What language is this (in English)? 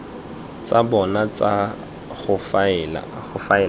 Tswana